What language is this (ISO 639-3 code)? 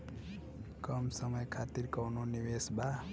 bho